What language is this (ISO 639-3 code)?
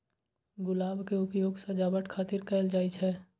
mai